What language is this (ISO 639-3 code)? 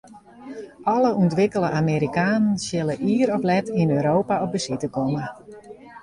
fry